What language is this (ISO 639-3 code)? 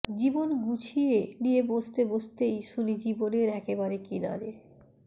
ben